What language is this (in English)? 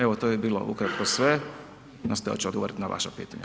Croatian